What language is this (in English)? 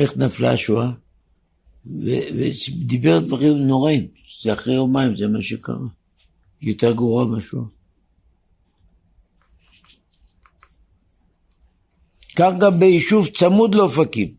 Hebrew